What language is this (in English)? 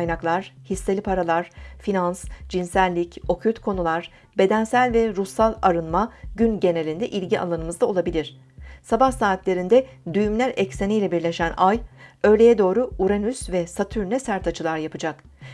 Turkish